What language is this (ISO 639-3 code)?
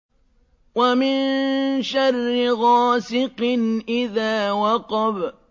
ara